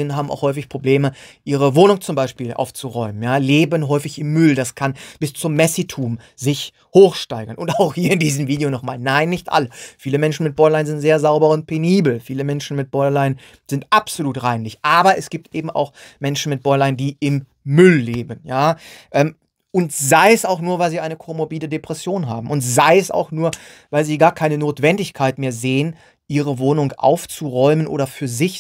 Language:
German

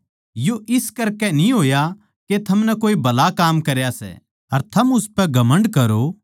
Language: Haryanvi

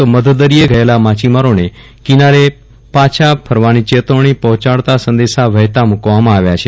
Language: Gujarati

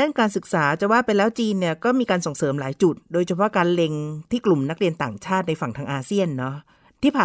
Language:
Thai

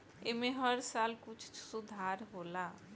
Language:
Bhojpuri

